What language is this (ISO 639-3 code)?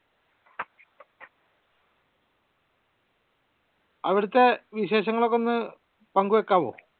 mal